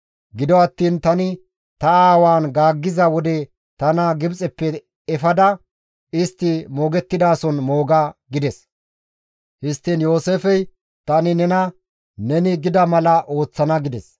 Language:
Gamo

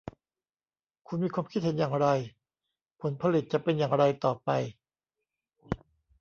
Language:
Thai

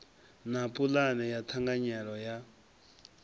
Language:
Venda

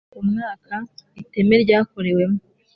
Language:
Kinyarwanda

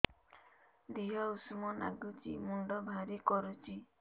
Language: Odia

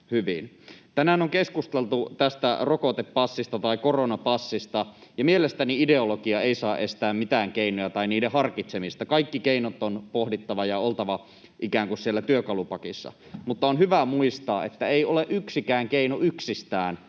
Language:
Finnish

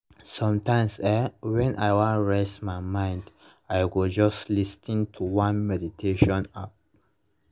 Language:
Nigerian Pidgin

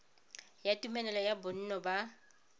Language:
Tswana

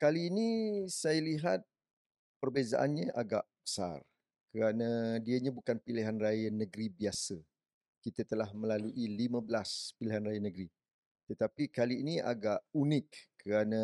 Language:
Malay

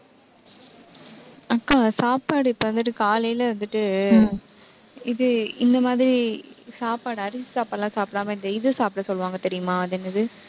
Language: Tamil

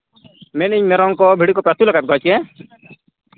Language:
Santali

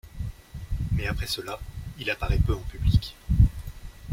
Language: French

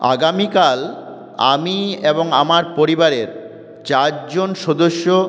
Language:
Bangla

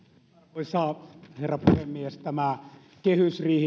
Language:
Finnish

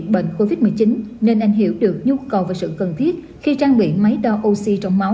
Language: Vietnamese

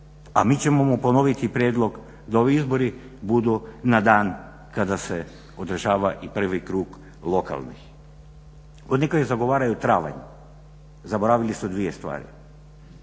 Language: Croatian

